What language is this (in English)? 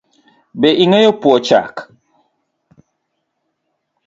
Luo (Kenya and Tanzania)